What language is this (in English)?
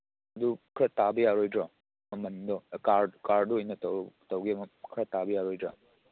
Manipuri